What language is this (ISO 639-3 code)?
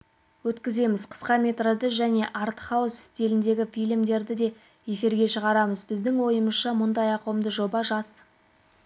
kaz